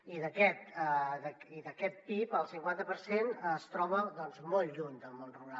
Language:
Catalan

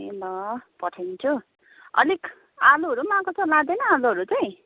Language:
Nepali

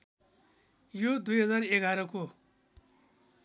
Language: Nepali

